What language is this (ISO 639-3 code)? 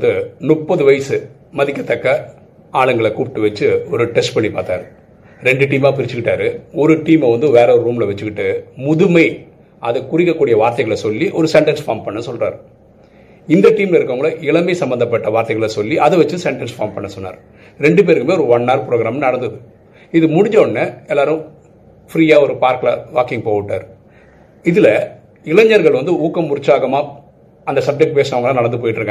tam